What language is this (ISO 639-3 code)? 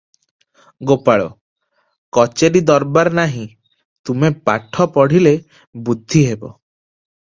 ori